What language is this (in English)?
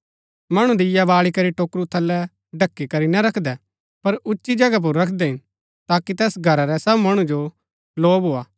Gaddi